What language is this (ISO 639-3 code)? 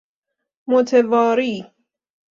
fas